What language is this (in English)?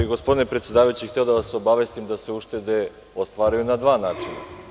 Serbian